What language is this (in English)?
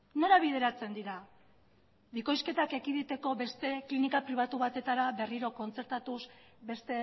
Basque